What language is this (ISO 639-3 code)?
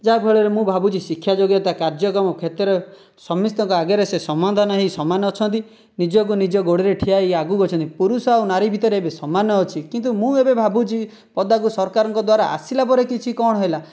ori